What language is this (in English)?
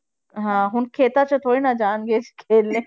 Punjabi